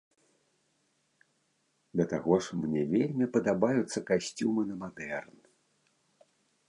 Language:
Belarusian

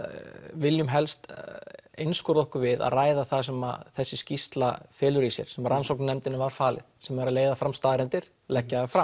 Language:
Icelandic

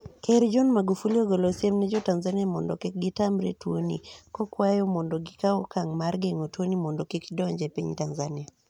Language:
Luo (Kenya and Tanzania)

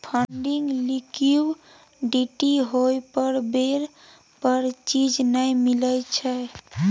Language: Maithili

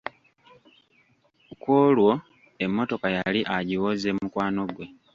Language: Ganda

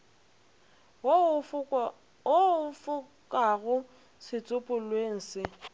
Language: Northern Sotho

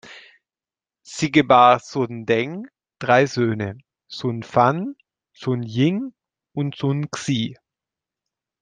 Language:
German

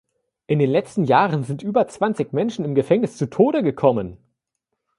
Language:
German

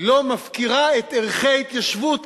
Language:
Hebrew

